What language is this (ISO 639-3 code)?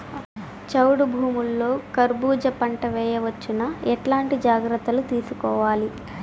tel